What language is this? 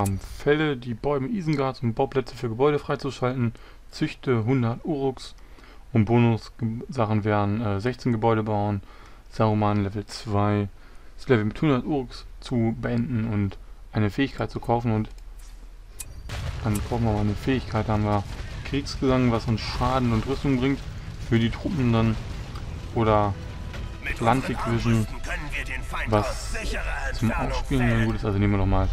German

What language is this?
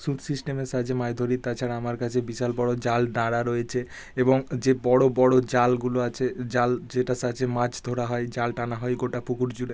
Bangla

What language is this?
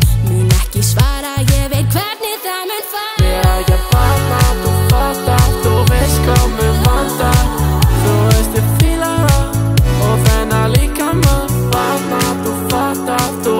Romanian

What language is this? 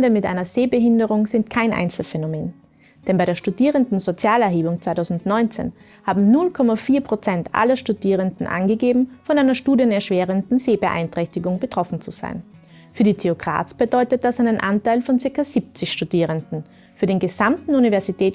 German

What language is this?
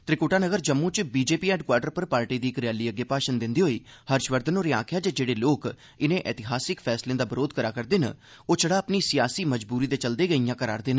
Dogri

